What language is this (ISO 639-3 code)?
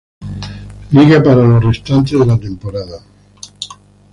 spa